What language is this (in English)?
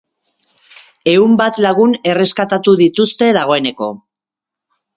Basque